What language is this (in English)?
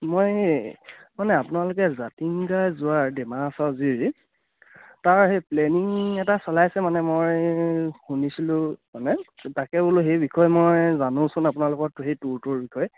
Assamese